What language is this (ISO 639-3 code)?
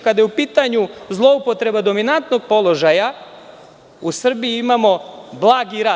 srp